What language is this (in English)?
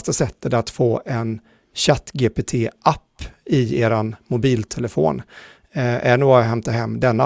Swedish